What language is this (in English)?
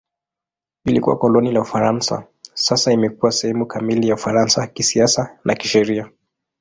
Swahili